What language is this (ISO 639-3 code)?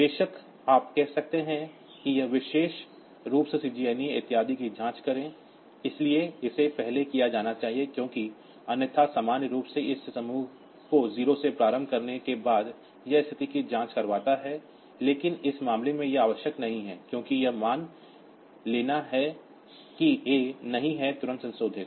hin